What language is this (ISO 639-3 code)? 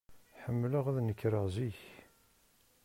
kab